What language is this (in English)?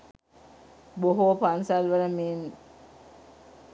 Sinhala